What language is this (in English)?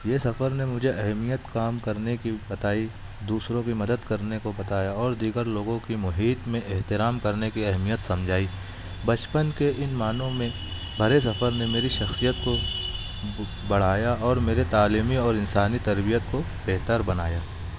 Urdu